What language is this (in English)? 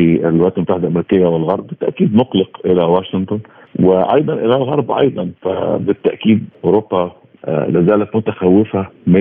Arabic